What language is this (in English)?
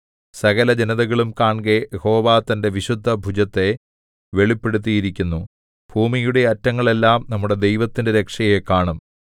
Malayalam